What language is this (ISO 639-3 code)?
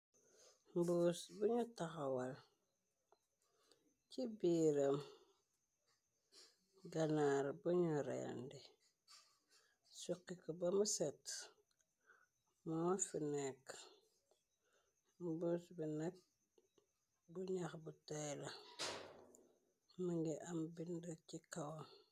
wol